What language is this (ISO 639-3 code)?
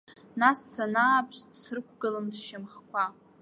abk